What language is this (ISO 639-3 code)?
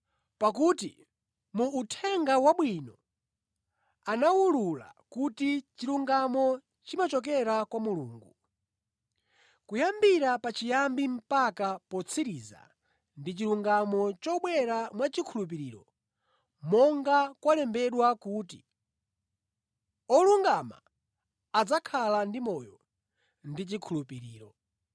nya